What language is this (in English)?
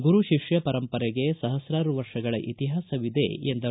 Kannada